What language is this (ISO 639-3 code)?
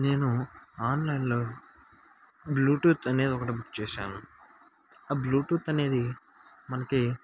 tel